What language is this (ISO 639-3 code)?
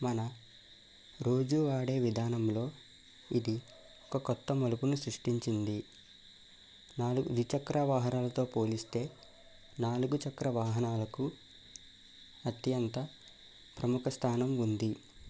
tel